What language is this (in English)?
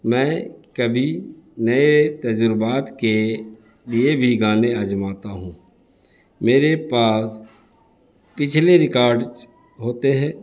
Urdu